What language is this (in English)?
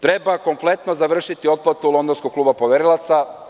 Serbian